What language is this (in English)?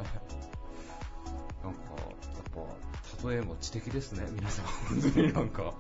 Japanese